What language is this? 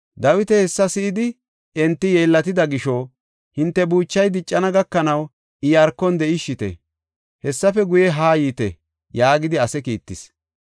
Gofa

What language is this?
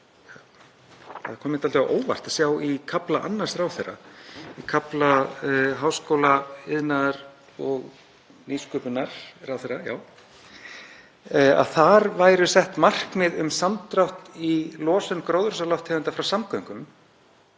Icelandic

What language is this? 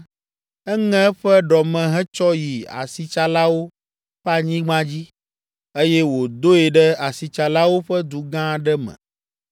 Ewe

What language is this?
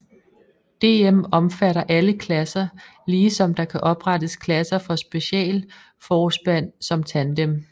Danish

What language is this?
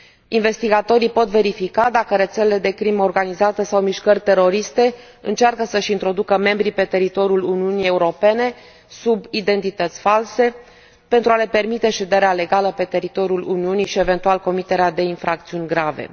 Romanian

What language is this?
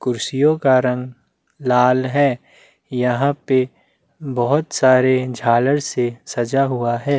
Hindi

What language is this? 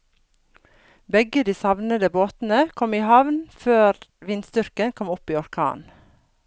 Norwegian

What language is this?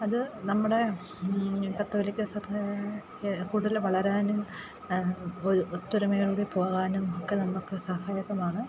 Malayalam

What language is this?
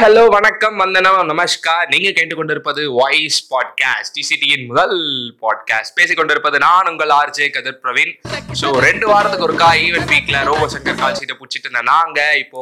Tamil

